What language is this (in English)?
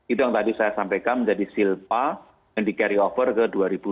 Indonesian